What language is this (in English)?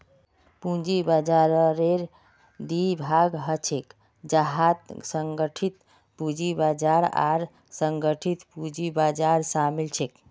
Magahi